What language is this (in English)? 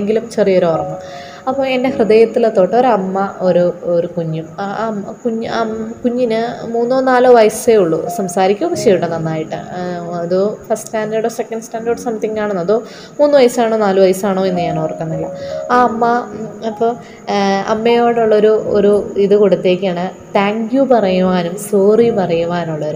Malayalam